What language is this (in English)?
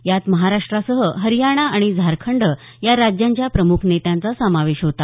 Marathi